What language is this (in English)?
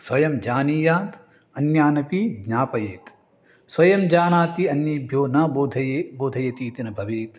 Sanskrit